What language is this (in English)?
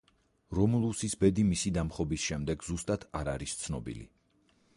Georgian